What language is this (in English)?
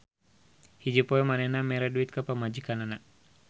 Sundanese